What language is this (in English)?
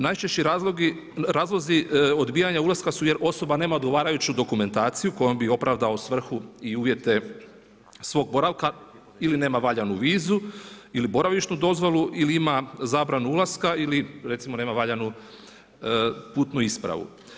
Croatian